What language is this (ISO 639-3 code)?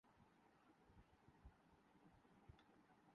urd